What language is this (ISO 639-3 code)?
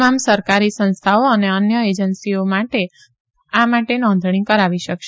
guj